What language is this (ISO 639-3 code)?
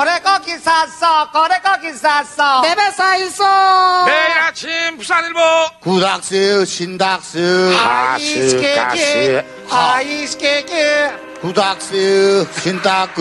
kor